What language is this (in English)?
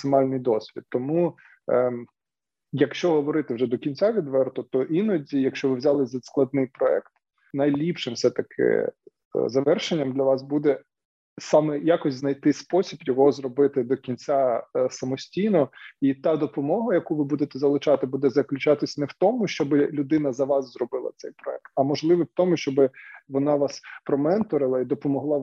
Ukrainian